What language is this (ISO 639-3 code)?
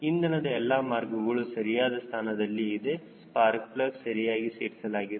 kan